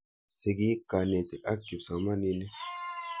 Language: Kalenjin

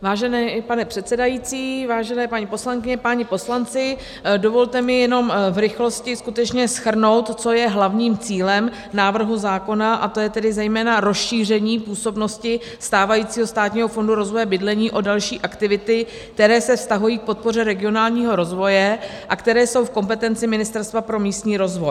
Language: Czech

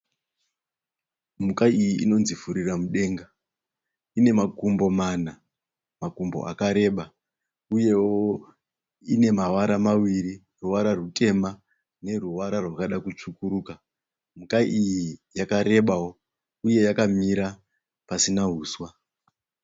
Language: Shona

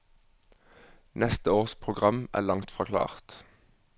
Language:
Norwegian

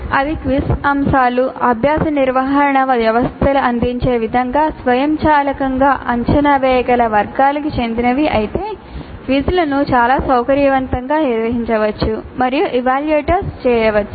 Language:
Telugu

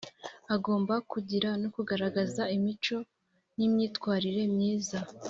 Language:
Kinyarwanda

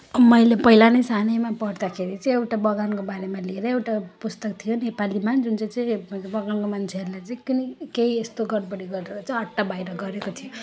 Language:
Nepali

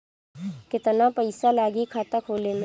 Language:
Bhojpuri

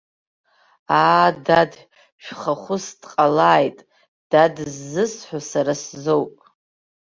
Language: Abkhazian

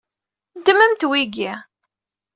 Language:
Kabyle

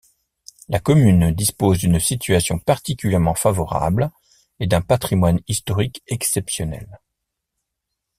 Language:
French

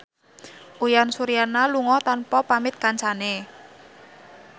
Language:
Javanese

